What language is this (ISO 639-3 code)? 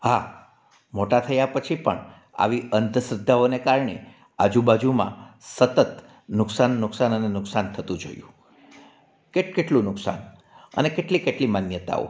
guj